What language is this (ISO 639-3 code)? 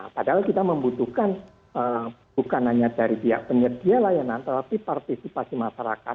ind